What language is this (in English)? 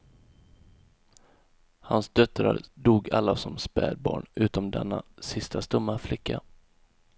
Swedish